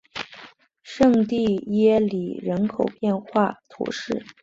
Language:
Chinese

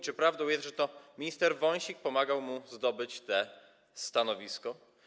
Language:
Polish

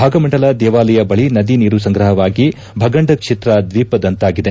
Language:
Kannada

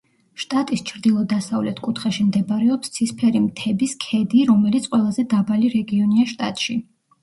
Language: Georgian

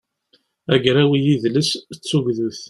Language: Kabyle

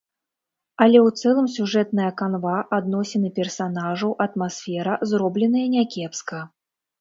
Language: Belarusian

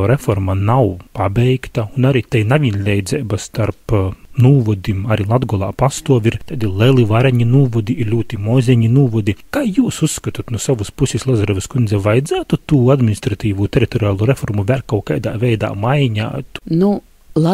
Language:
Latvian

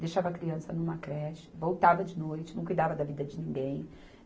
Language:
Portuguese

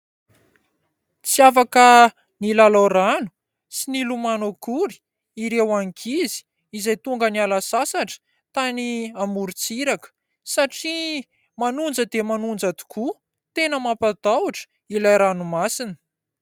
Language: Malagasy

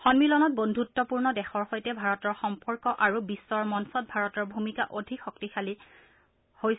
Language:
Assamese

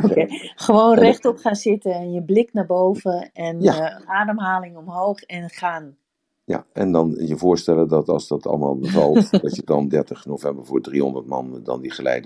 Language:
Dutch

